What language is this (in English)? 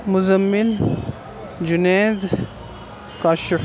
Urdu